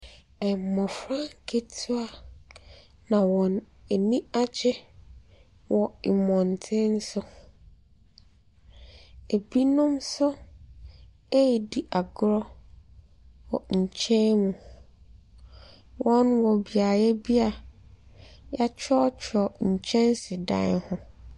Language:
Akan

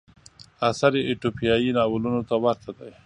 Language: Pashto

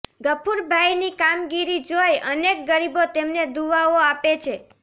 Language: Gujarati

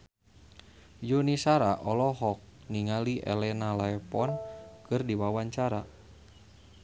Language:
Sundanese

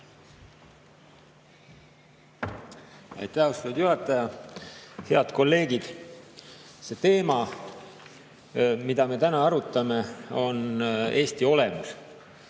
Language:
Estonian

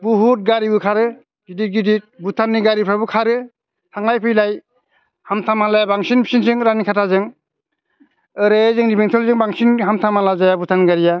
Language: Bodo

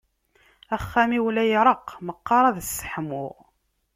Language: Kabyle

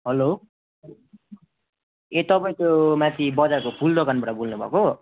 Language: Nepali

